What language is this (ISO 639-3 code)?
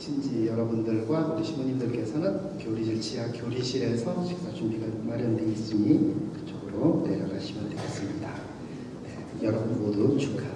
kor